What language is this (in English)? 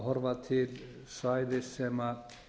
Icelandic